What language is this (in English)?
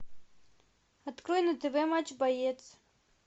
Russian